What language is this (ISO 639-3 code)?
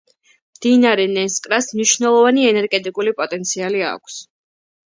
kat